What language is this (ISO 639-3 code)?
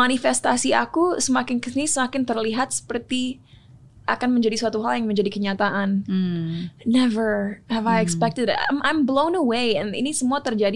ind